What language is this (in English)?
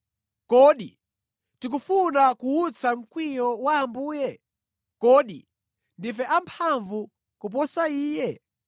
Nyanja